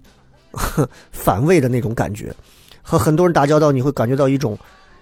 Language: Chinese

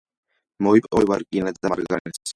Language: Georgian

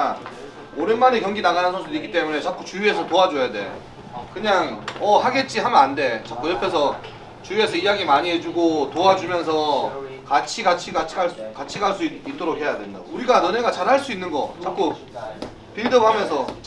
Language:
Korean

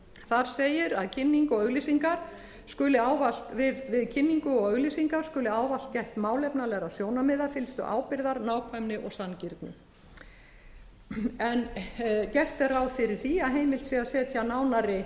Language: Icelandic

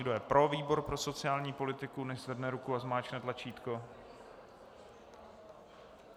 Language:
Czech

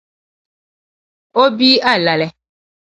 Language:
Dagbani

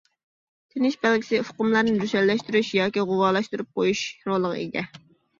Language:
Uyghur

